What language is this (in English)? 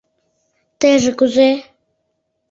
Mari